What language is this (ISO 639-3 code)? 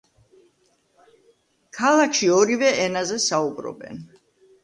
kat